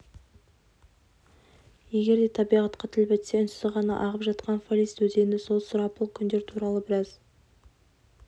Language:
Kazakh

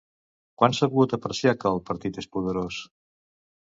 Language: Catalan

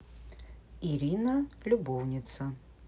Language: Russian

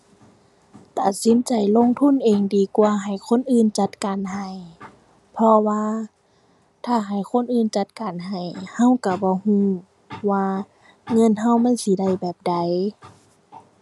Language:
Thai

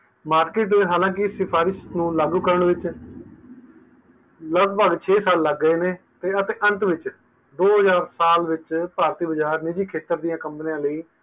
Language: Punjabi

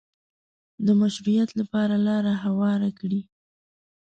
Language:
Pashto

